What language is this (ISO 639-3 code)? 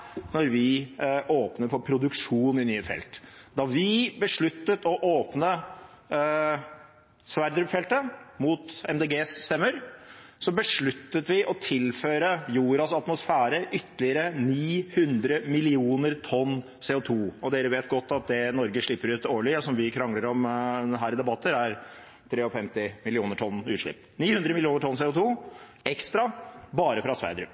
nob